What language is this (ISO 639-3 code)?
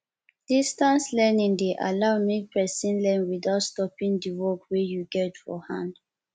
pcm